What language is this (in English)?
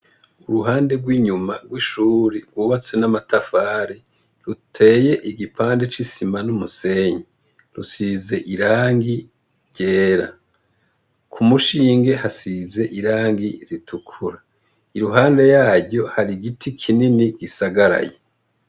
Rundi